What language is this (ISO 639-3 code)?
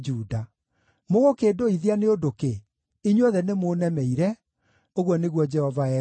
kik